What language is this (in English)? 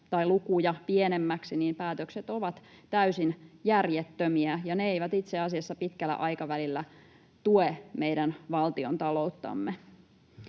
Finnish